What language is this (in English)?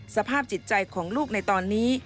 Thai